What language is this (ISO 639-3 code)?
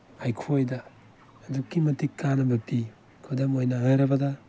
mni